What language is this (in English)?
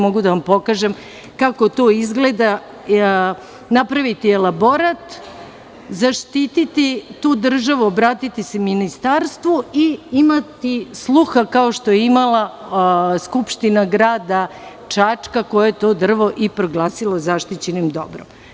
Serbian